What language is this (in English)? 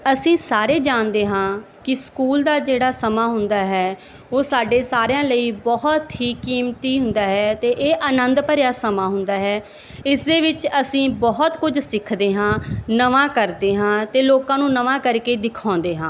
Punjabi